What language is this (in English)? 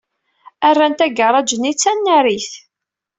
Kabyle